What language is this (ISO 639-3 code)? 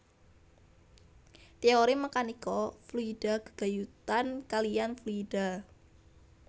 jav